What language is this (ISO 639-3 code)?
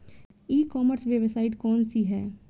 bho